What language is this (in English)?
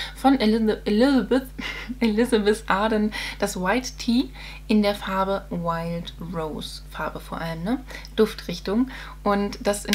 German